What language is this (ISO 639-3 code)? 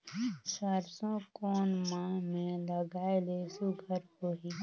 hne